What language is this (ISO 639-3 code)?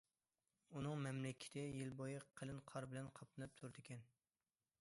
uig